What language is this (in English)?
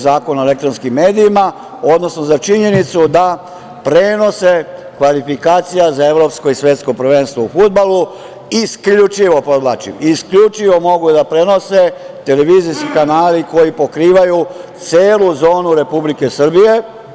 Serbian